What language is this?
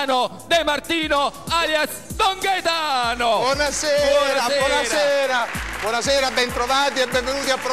Italian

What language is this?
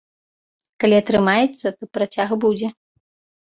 Belarusian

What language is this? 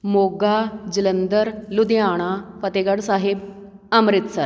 Punjabi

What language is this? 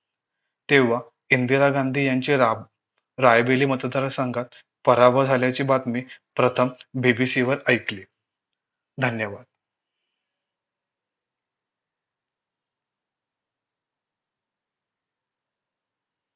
Marathi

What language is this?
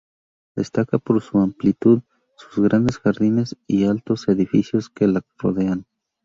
Spanish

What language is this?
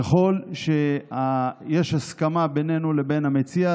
Hebrew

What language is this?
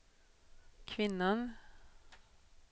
Swedish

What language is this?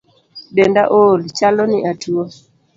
Luo (Kenya and Tanzania)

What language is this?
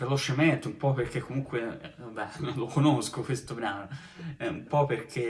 Italian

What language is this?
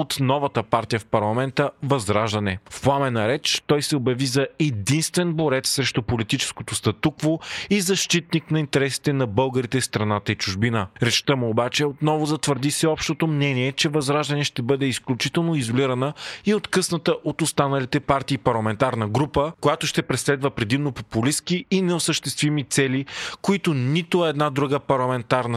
Bulgarian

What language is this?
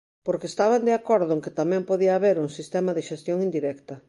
Galician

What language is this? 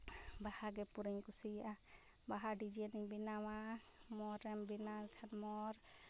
Santali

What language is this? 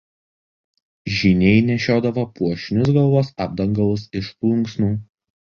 Lithuanian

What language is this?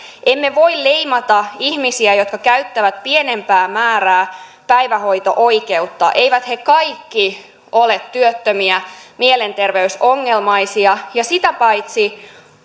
Finnish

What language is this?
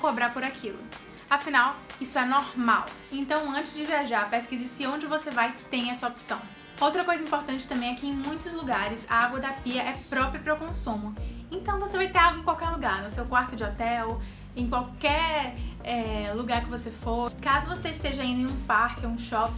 Portuguese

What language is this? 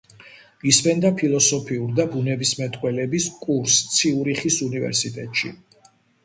Georgian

